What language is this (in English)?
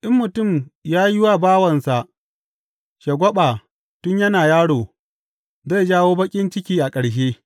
Hausa